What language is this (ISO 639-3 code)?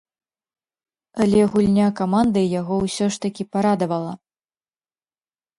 bel